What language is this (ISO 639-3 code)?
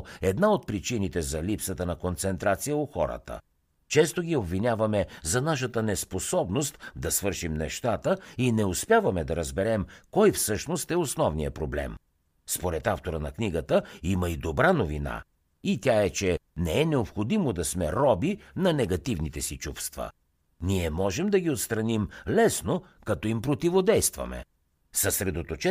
bul